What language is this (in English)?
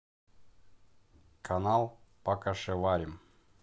Russian